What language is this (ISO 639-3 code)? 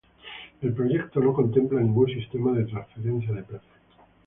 spa